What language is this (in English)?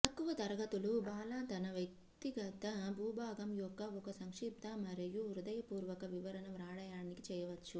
Telugu